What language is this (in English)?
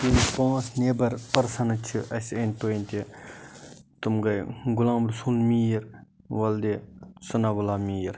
Kashmiri